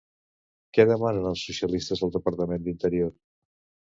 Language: Catalan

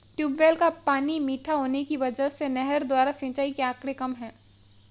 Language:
Hindi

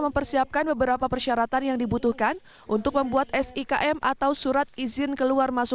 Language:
Indonesian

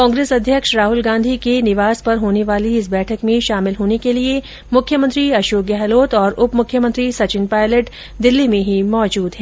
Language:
Hindi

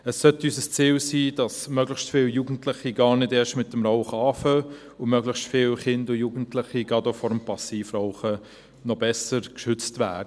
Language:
Swiss German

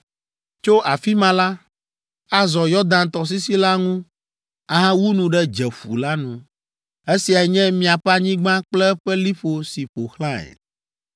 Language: Ewe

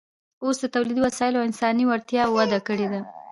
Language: Pashto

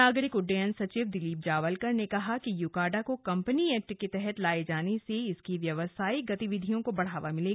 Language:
Hindi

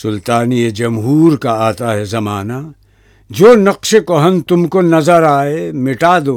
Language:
Urdu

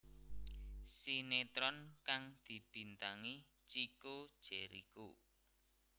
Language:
Javanese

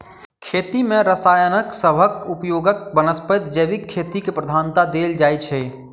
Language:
Maithili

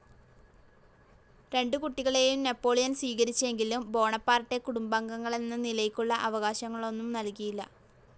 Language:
Malayalam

